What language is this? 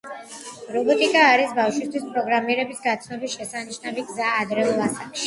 Georgian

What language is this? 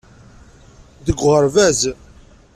Kabyle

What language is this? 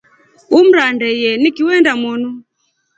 Rombo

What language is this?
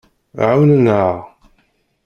Kabyle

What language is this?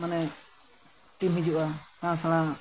Santali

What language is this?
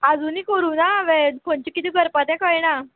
Konkani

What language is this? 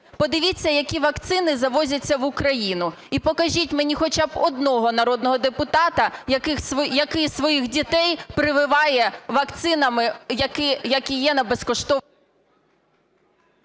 Ukrainian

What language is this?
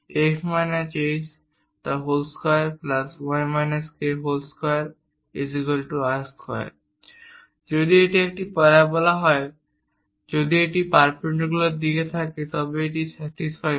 Bangla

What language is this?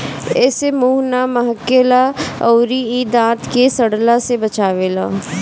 Bhojpuri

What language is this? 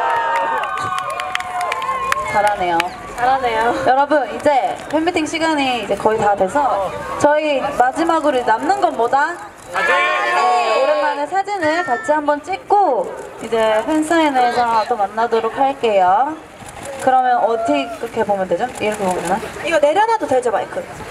Korean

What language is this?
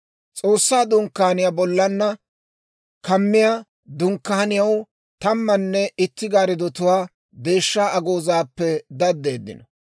Dawro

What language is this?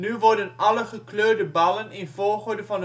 Dutch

